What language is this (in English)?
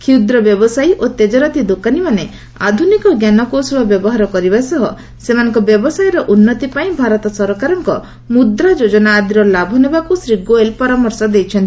Odia